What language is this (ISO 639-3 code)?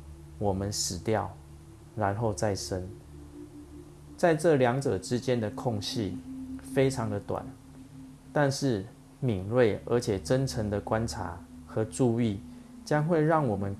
zho